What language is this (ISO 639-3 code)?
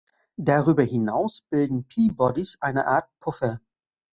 deu